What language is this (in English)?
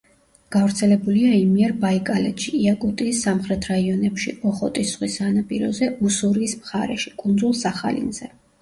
Georgian